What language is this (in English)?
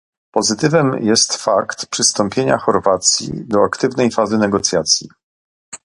Polish